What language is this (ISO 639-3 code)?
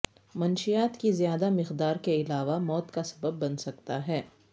urd